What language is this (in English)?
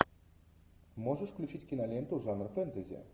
Russian